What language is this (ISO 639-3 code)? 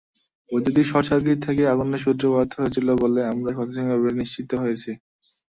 ben